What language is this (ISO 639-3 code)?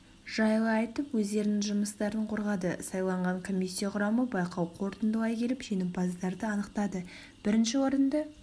kaz